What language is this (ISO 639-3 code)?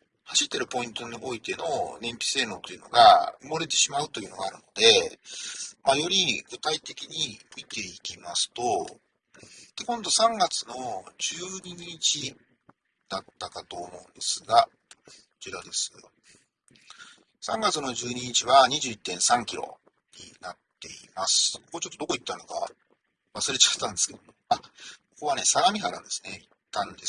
jpn